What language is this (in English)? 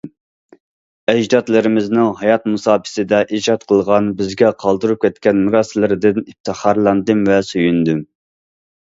Uyghur